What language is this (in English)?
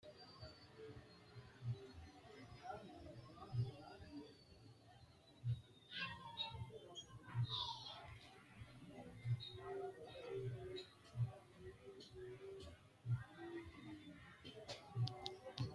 Sidamo